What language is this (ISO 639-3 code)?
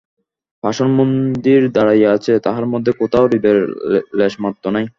ben